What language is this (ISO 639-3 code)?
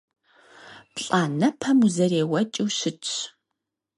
kbd